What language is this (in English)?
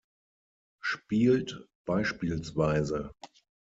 German